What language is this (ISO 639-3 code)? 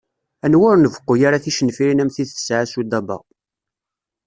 kab